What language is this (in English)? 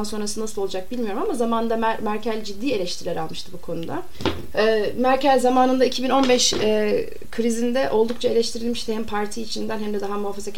Turkish